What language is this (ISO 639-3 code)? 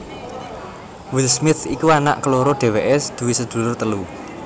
jav